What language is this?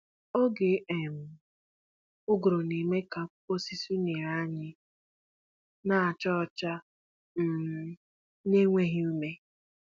Igbo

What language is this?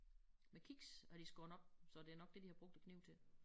Danish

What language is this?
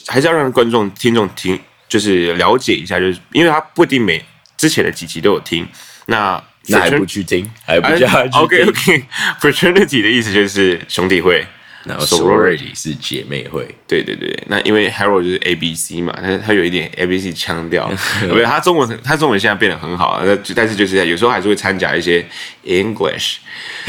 Chinese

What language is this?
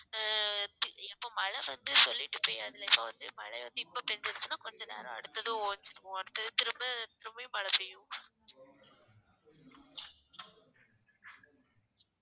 Tamil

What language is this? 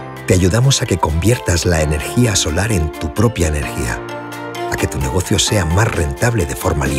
Spanish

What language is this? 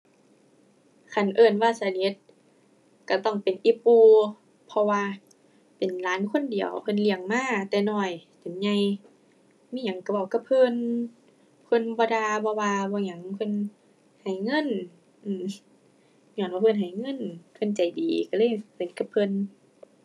Thai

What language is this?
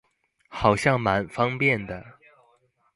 Chinese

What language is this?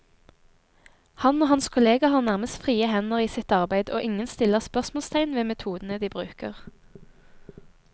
Norwegian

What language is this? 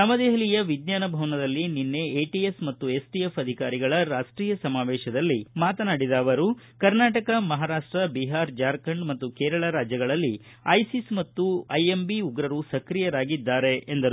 Kannada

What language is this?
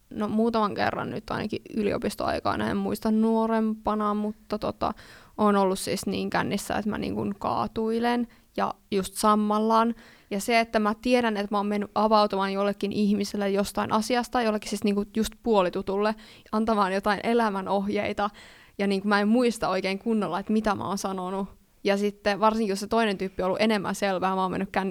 Finnish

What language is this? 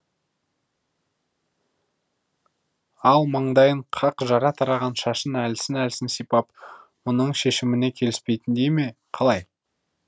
Kazakh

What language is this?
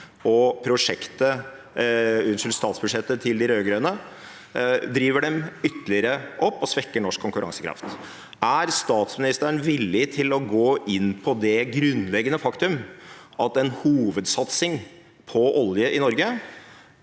Norwegian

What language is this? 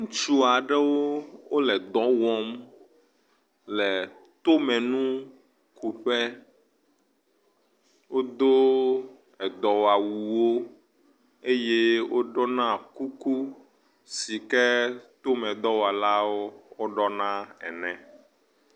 Ewe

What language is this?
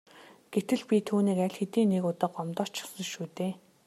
Mongolian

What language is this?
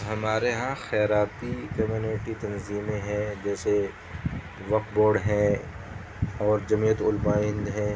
Urdu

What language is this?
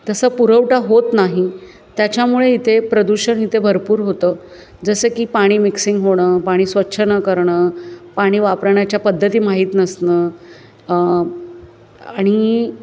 Marathi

